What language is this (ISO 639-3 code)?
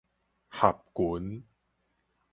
nan